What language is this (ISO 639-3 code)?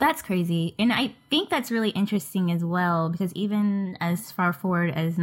eng